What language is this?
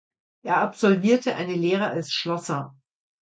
German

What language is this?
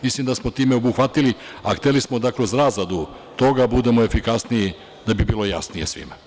Serbian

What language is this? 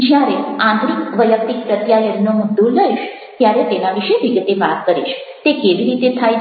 Gujarati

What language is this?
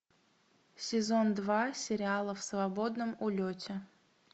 Russian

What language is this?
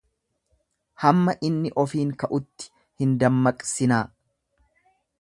Oromo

